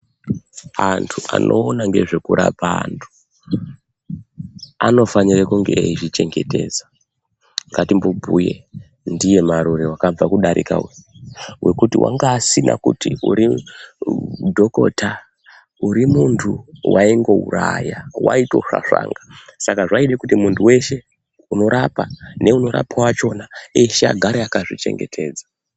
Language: Ndau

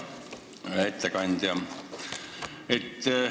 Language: Estonian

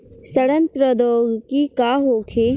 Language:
Bhojpuri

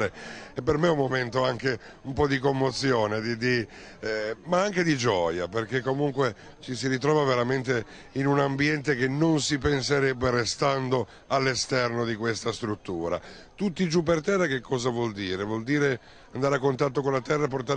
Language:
Italian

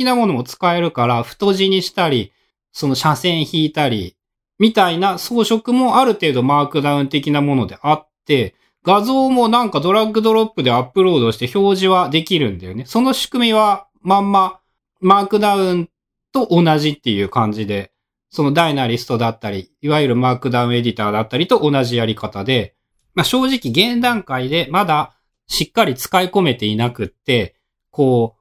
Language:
Japanese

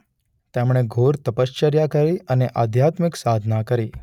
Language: Gujarati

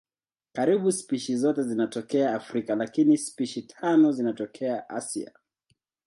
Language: Swahili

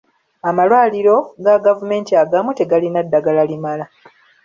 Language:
Ganda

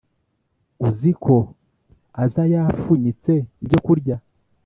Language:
Kinyarwanda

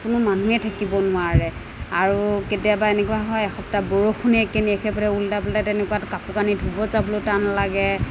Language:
Assamese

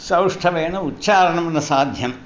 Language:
Sanskrit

